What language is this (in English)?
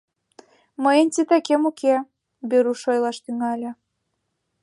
Mari